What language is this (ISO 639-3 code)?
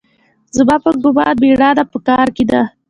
pus